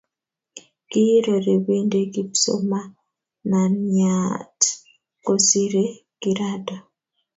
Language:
Kalenjin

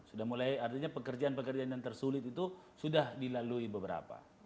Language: Indonesian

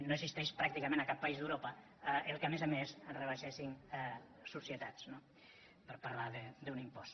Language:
Catalan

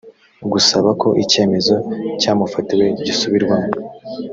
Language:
Kinyarwanda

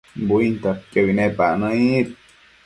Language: Matsés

